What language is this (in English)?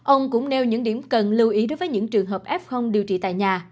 Vietnamese